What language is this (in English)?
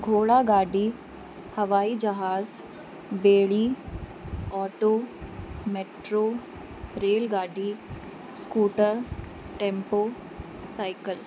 Sindhi